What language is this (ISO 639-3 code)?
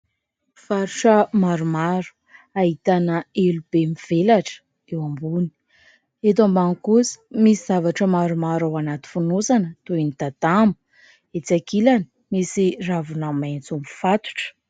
mlg